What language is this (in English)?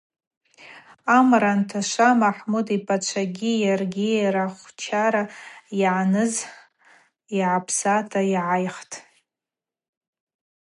Abaza